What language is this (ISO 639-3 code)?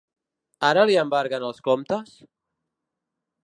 cat